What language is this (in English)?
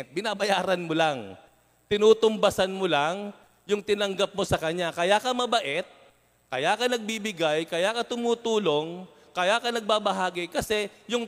Filipino